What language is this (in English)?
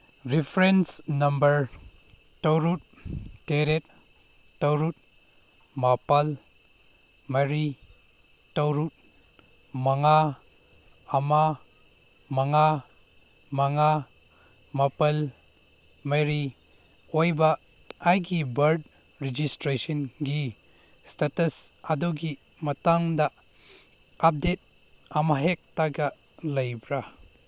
Manipuri